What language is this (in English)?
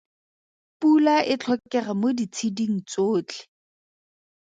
Tswana